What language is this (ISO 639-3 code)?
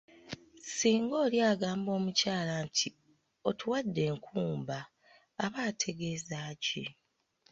lug